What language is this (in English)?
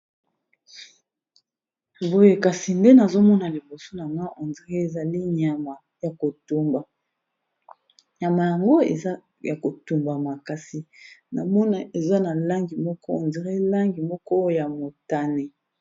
Lingala